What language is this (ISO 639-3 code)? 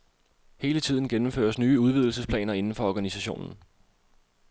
dan